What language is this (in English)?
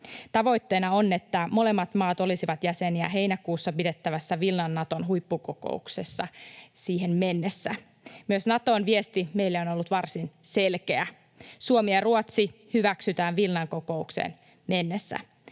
Finnish